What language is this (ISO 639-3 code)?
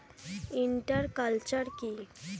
ben